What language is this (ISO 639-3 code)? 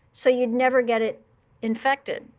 eng